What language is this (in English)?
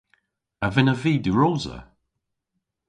Cornish